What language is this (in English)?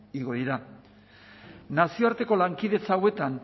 Basque